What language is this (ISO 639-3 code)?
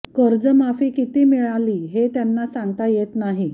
mar